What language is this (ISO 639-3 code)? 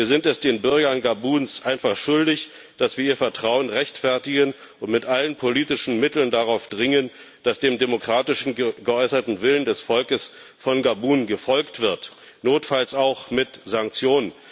deu